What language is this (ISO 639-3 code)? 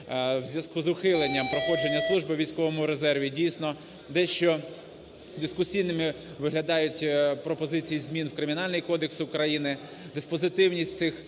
ukr